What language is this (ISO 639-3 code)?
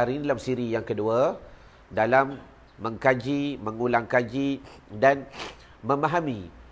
msa